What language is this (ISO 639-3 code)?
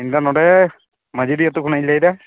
sat